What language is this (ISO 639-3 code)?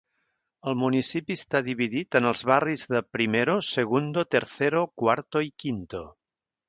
cat